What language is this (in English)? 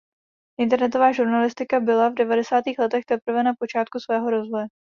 Czech